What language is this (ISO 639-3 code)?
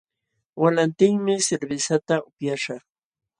qxw